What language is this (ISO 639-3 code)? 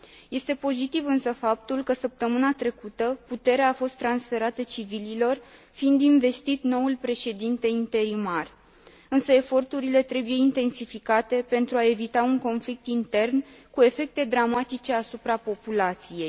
ron